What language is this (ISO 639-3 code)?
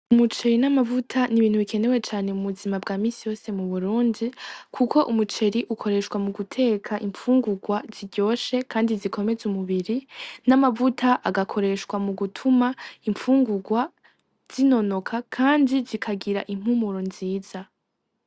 run